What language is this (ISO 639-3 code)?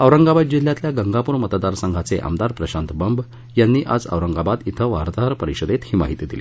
mar